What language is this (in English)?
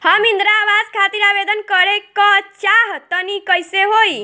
Bhojpuri